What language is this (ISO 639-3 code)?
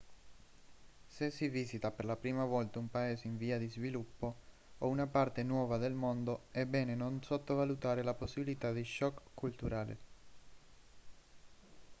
ita